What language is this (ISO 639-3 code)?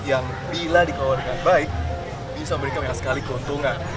ind